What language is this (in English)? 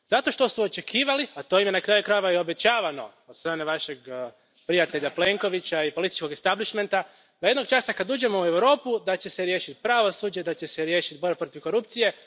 Croatian